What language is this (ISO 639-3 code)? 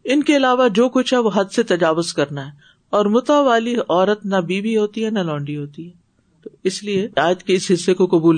urd